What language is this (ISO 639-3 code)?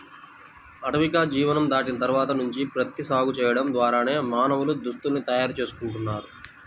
tel